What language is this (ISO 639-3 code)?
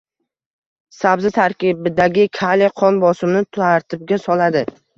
uzb